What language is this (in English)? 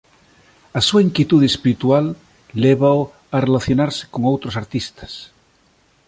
Galician